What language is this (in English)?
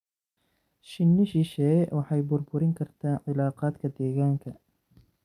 Somali